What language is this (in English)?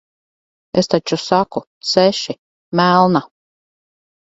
Latvian